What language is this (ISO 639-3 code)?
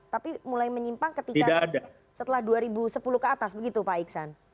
ind